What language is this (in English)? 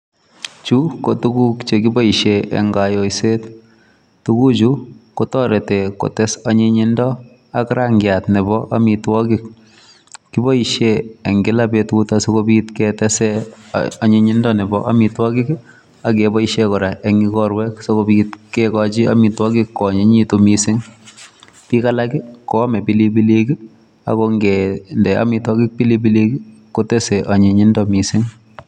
Kalenjin